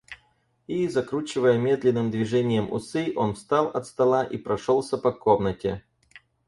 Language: Russian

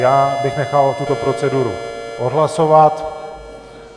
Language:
Czech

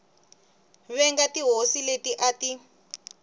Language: Tsonga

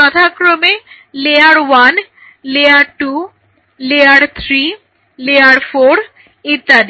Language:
Bangla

